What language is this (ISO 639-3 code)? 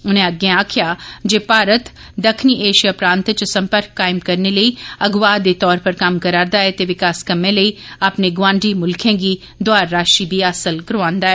doi